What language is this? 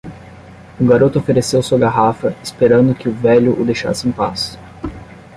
Portuguese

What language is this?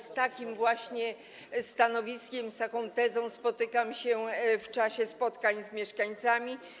Polish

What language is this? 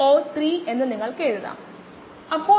Malayalam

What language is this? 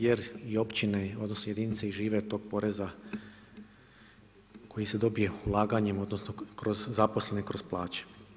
Croatian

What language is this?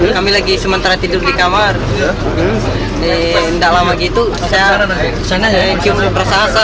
Indonesian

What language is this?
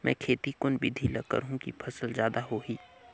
Chhattisgarhi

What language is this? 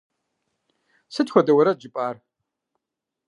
Kabardian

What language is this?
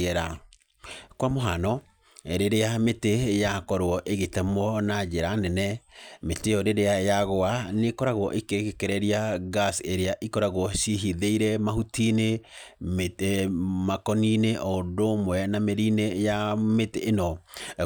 Kikuyu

